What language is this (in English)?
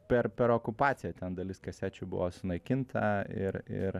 Lithuanian